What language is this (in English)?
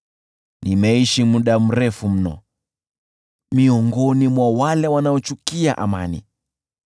Swahili